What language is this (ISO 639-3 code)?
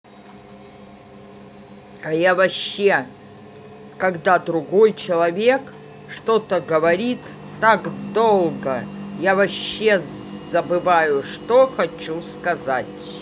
rus